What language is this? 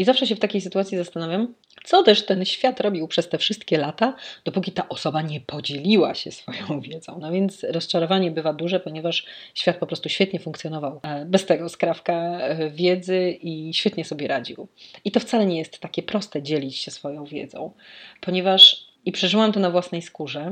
Polish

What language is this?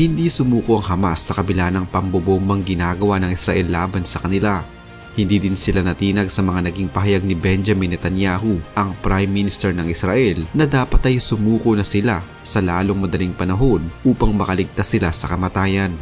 Filipino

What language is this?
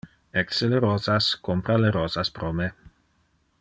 Interlingua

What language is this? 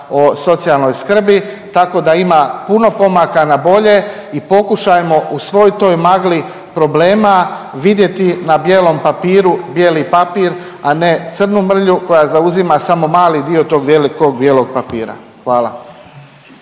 Croatian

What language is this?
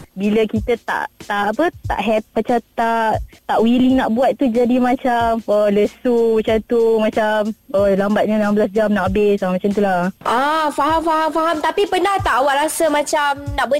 Malay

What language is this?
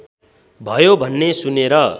Nepali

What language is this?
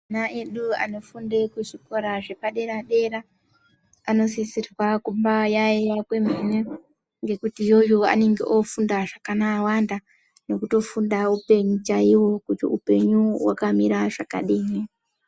Ndau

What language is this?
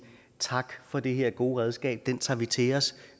Danish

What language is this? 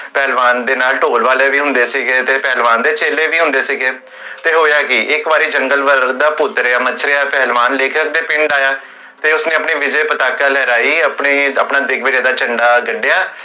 Punjabi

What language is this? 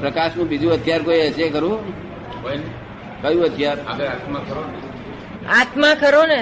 Gujarati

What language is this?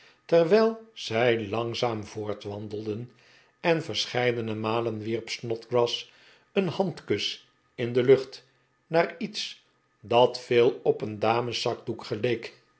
Dutch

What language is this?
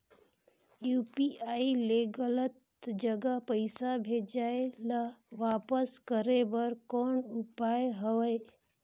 Chhattisgarhi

